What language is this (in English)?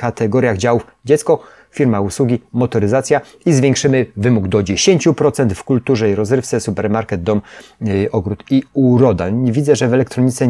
Polish